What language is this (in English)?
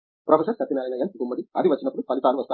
Telugu